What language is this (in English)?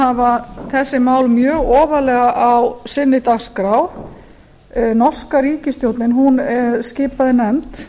Icelandic